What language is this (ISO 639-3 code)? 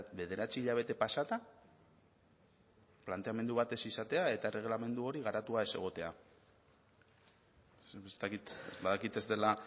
eus